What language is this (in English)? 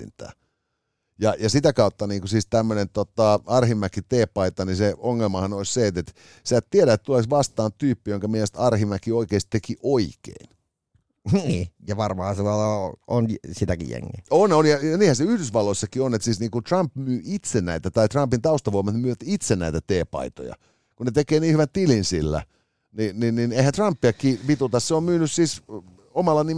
Finnish